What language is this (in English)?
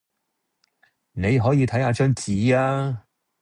Cantonese